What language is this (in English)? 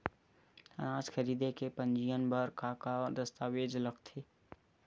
Chhattisgarhi